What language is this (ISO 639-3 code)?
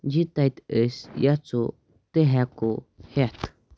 kas